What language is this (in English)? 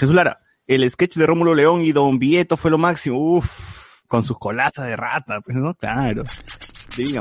Spanish